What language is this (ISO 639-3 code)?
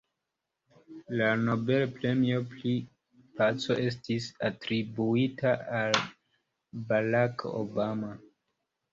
epo